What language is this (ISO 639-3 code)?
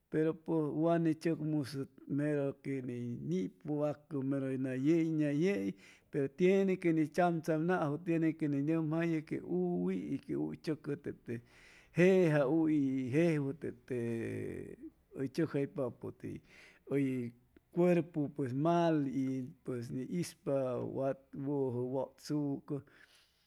zoh